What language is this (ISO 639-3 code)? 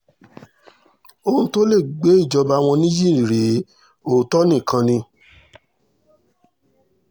yor